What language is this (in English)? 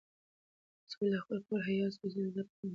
Pashto